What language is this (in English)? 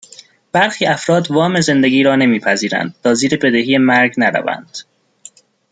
Persian